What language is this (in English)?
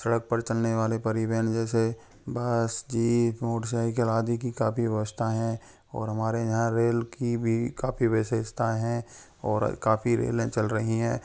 Hindi